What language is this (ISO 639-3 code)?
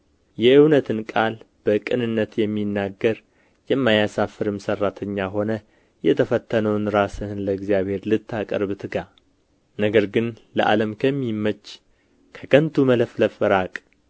amh